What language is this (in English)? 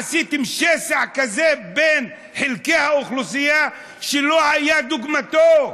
Hebrew